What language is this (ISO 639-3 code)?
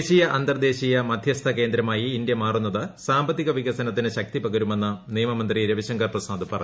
mal